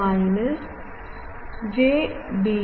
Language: Malayalam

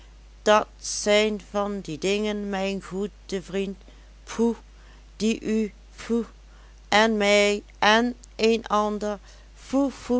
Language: Dutch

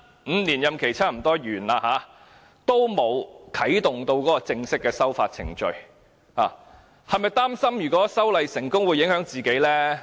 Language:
Cantonese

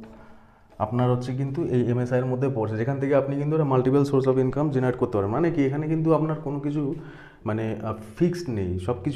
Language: Hindi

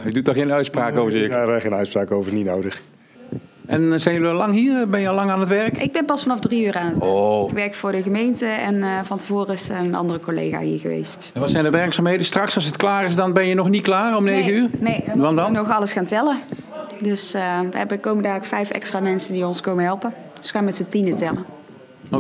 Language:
Dutch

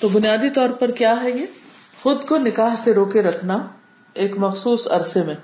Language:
Urdu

